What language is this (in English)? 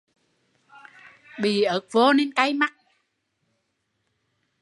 Vietnamese